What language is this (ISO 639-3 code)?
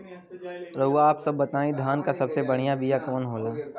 bho